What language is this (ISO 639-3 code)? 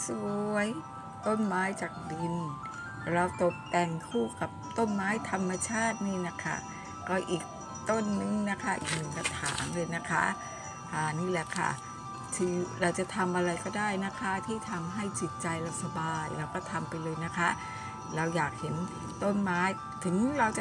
tha